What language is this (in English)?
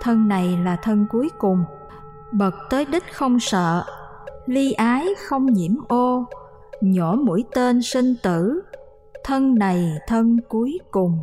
Vietnamese